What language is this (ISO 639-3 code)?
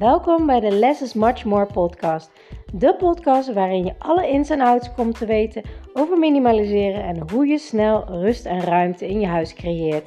nld